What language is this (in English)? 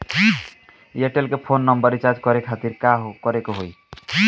Bhojpuri